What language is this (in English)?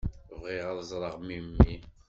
Kabyle